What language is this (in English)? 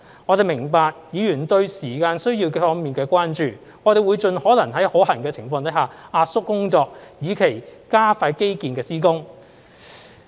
Cantonese